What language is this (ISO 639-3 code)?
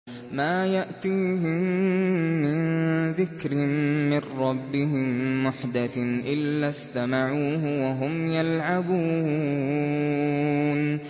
ara